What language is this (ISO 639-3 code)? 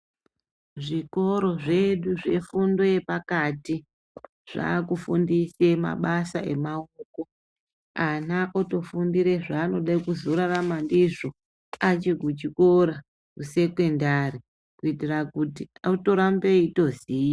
ndc